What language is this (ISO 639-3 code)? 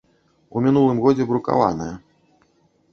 bel